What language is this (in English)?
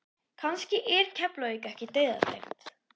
Icelandic